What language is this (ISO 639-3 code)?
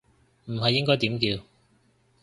yue